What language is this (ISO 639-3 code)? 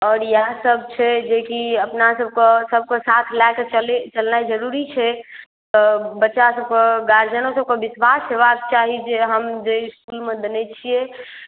mai